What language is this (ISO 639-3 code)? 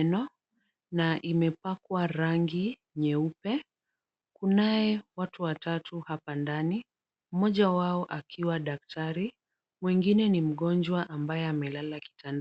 swa